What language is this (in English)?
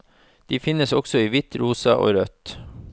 Norwegian